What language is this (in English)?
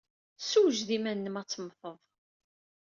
Kabyle